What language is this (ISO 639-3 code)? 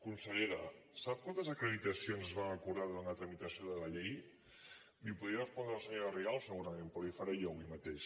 cat